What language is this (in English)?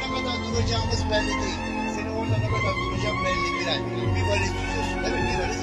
Turkish